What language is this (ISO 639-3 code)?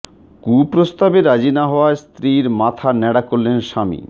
ben